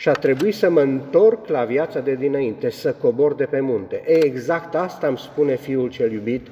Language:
Romanian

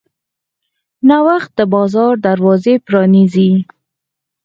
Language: Pashto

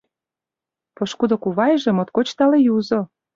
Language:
Mari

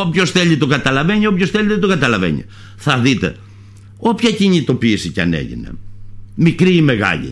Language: Greek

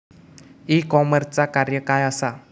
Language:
Marathi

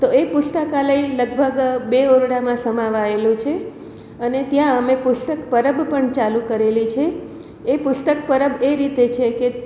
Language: Gujarati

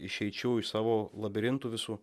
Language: Lithuanian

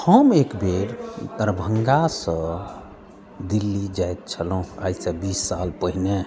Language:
Maithili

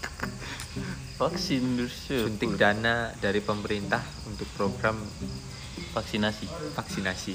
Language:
Indonesian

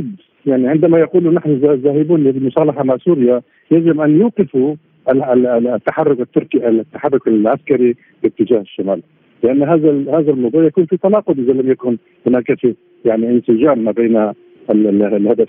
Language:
Arabic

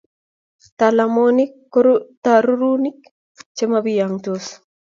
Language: Kalenjin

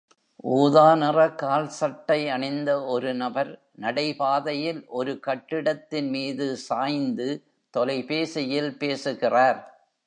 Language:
Tamil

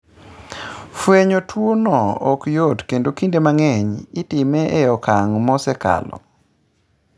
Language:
Luo (Kenya and Tanzania)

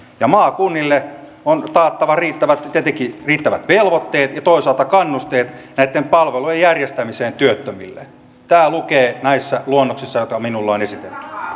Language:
Finnish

